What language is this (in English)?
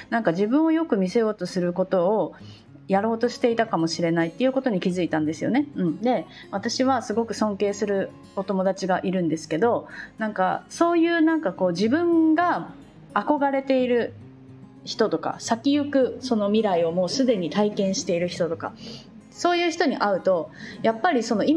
Japanese